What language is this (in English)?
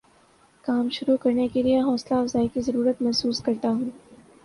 Urdu